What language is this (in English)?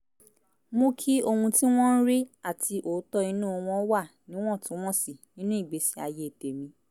Yoruba